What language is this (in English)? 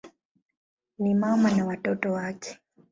Swahili